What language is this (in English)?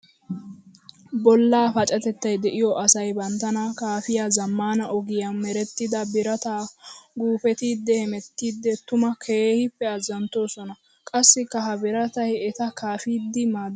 Wolaytta